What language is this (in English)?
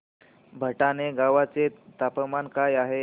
Marathi